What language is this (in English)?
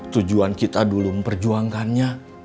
Indonesian